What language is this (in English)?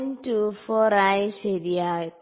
Malayalam